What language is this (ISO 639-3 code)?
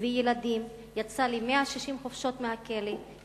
heb